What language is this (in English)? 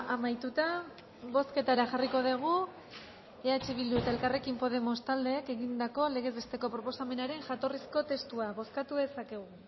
Basque